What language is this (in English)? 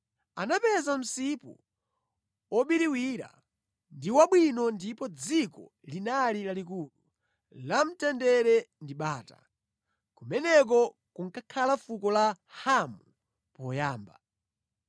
Nyanja